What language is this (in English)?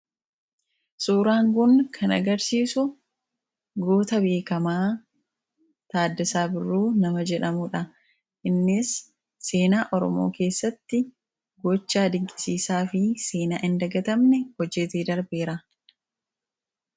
Oromo